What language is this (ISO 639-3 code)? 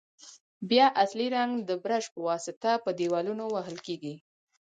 pus